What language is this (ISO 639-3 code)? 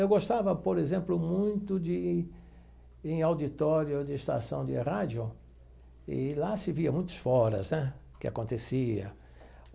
por